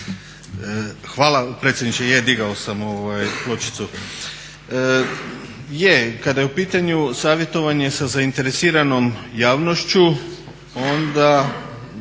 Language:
Croatian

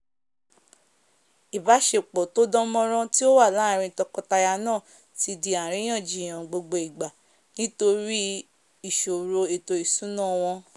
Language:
Yoruba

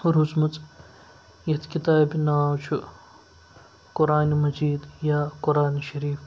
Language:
Kashmiri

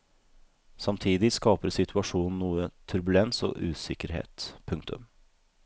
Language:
Norwegian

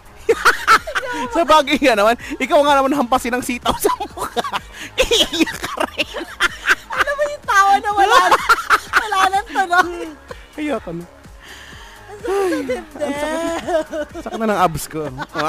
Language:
Filipino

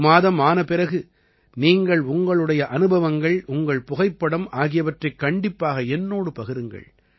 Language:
Tamil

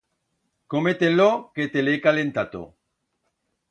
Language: Aragonese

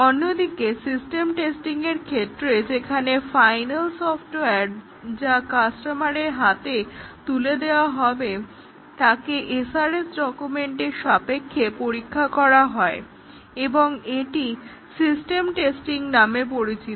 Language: Bangla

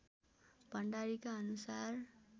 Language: Nepali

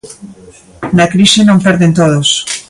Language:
Galician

